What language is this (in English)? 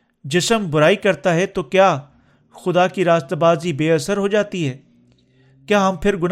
Urdu